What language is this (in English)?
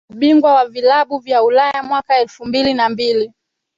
Swahili